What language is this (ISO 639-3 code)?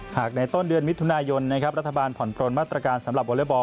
tha